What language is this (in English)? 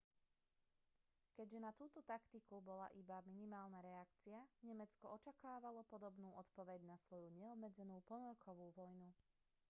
Slovak